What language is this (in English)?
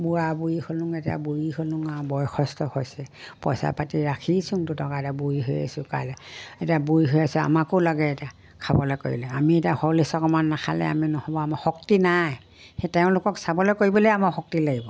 Assamese